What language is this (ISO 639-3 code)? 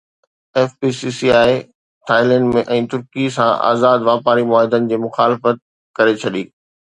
snd